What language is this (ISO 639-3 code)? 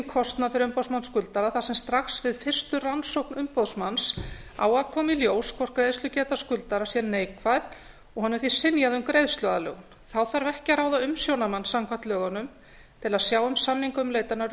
isl